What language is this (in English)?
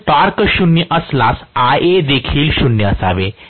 Marathi